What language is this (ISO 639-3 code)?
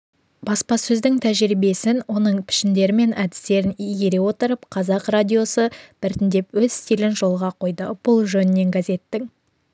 kaz